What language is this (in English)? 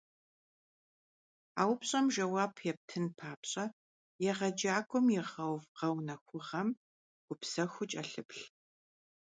Kabardian